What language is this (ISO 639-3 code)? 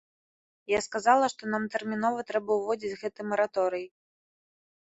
bel